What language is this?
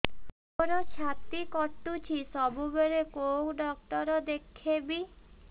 Odia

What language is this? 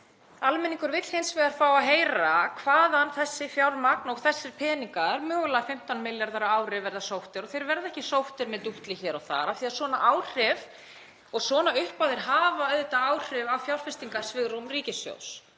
Icelandic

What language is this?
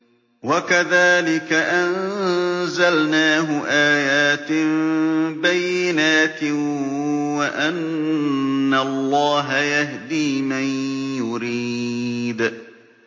Arabic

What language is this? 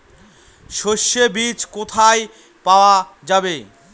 Bangla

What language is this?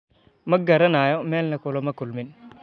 Somali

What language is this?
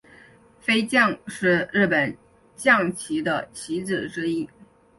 Chinese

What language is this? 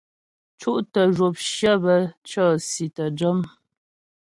Ghomala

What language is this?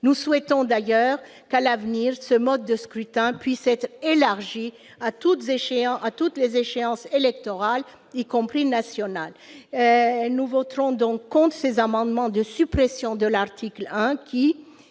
French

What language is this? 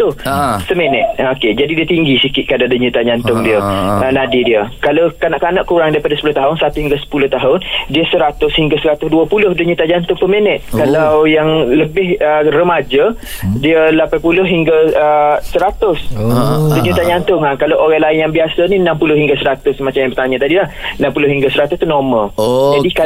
Malay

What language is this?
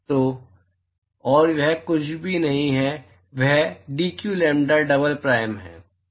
Hindi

